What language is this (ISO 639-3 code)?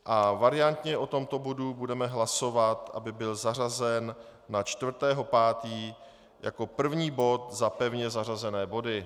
ces